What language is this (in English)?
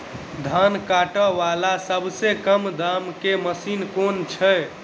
Maithili